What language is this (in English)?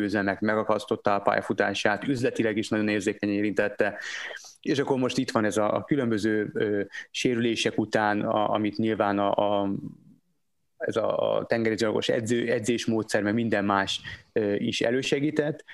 Hungarian